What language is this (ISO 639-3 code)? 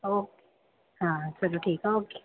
pan